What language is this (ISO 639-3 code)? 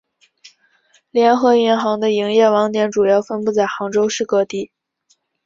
zho